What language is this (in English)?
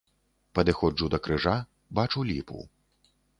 Belarusian